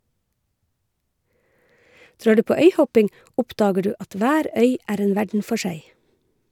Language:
Norwegian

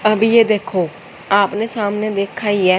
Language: Hindi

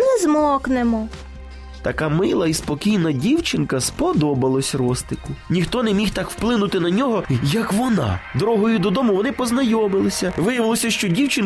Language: Ukrainian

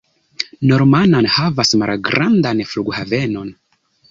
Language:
Esperanto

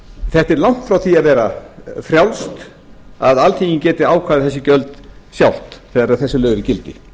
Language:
Icelandic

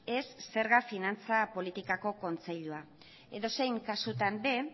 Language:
Basque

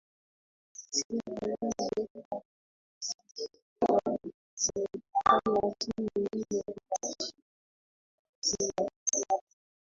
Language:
Swahili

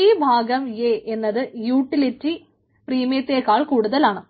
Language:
Malayalam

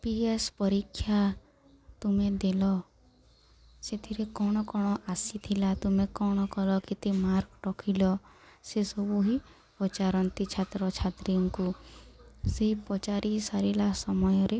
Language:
Odia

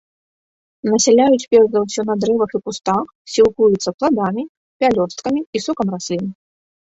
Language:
Belarusian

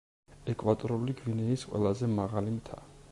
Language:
Georgian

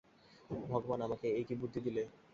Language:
Bangla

